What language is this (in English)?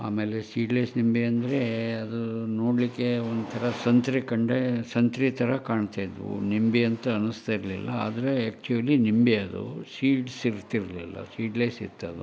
Kannada